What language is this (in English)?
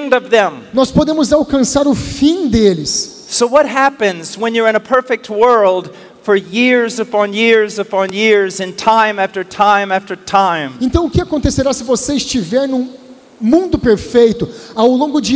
Portuguese